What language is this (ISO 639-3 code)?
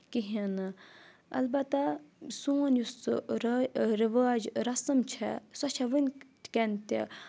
kas